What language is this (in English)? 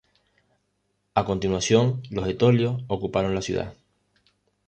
Spanish